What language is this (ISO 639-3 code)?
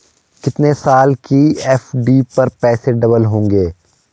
hin